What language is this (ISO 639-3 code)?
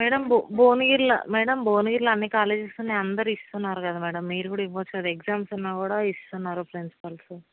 tel